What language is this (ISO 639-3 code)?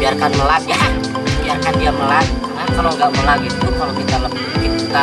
ind